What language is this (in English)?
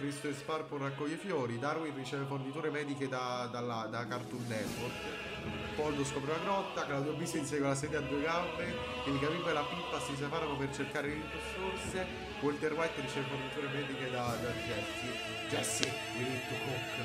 Italian